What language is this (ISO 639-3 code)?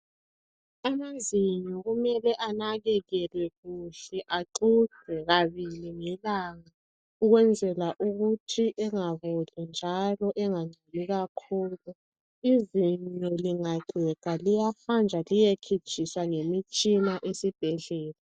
nde